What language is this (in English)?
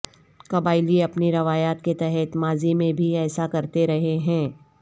Urdu